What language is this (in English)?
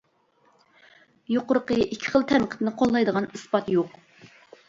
Uyghur